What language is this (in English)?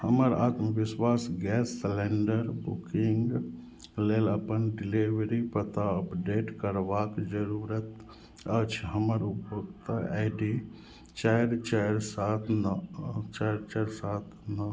Maithili